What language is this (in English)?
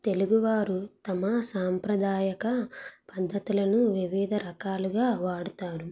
Telugu